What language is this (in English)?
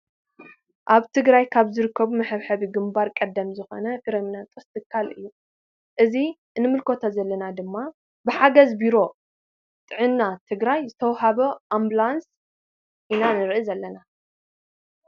Tigrinya